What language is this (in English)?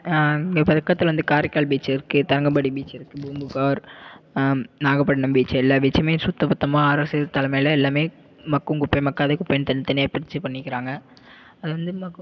Tamil